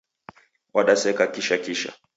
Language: Taita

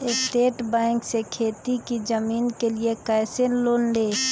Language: Magahi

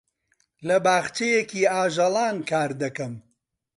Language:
Central Kurdish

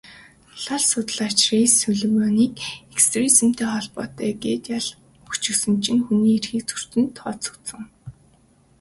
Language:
Mongolian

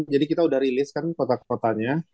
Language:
Indonesian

